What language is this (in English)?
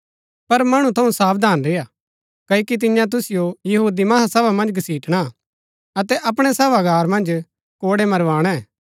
Gaddi